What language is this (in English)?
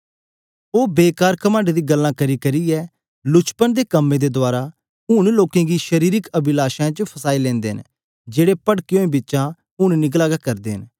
Dogri